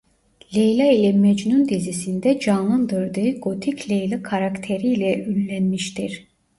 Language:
Turkish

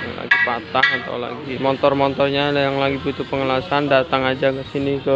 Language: Indonesian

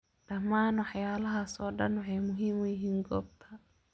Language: Somali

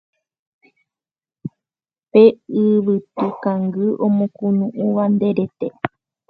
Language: Guarani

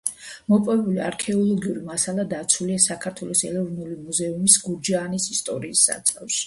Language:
Georgian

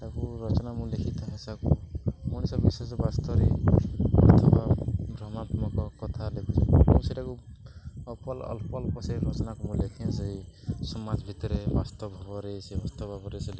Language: Odia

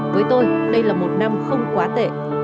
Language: Vietnamese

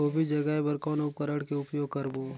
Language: Chhattisgarhi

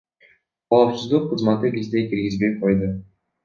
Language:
Kyrgyz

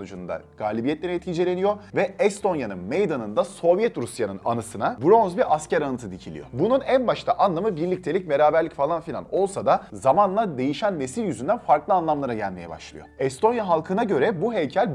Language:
Turkish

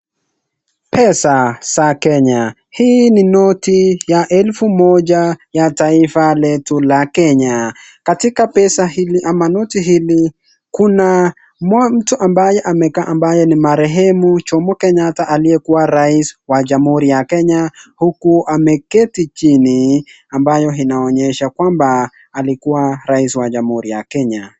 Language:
Swahili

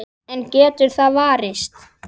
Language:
Icelandic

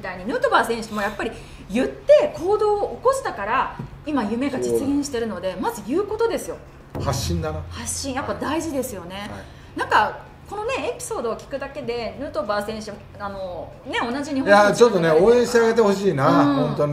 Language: Japanese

